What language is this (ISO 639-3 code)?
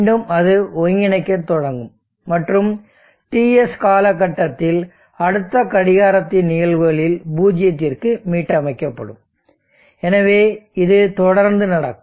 tam